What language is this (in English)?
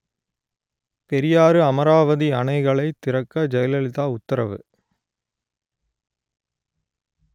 Tamil